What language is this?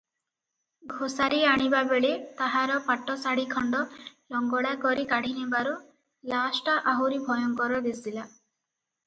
Odia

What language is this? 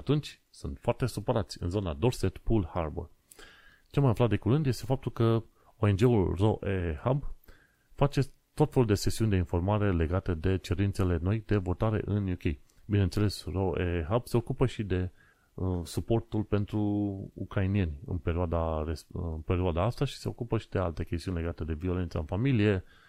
Romanian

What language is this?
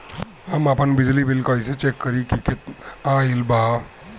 Bhojpuri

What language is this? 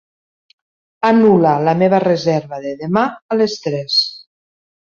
Catalan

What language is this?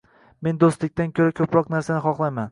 Uzbek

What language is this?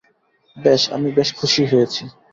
Bangla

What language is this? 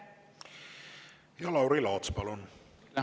Estonian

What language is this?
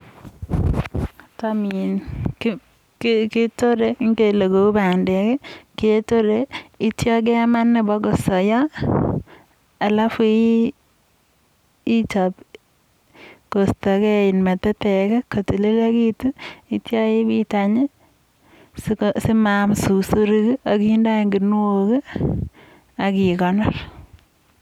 Kalenjin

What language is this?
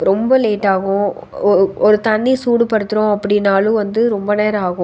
Tamil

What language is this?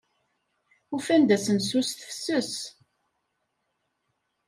Kabyle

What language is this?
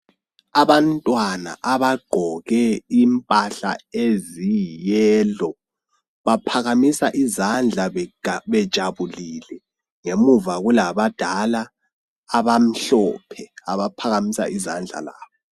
North Ndebele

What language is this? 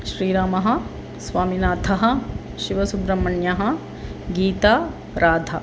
Sanskrit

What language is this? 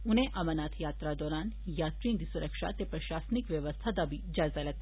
Dogri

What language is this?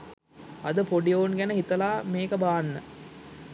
Sinhala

